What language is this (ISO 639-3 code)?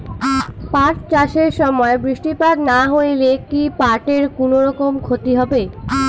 ben